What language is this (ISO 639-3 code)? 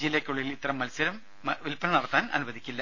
mal